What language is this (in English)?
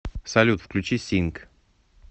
Russian